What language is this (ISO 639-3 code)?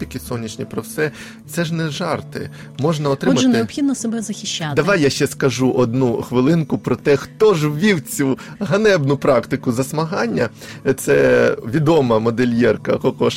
ukr